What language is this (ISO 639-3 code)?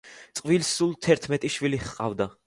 kat